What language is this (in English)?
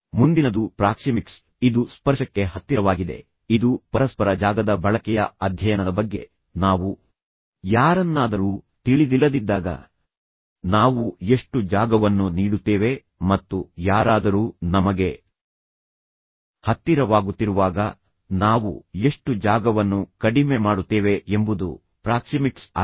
Kannada